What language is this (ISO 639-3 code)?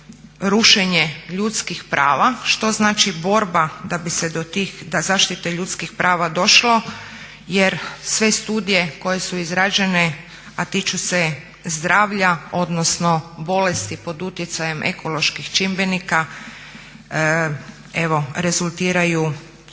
hrv